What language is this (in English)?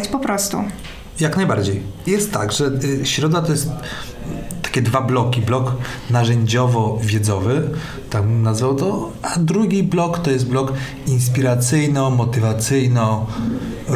Polish